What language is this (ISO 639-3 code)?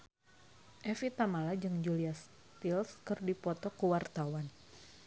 sun